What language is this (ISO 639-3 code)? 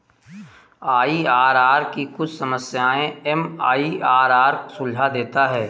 hin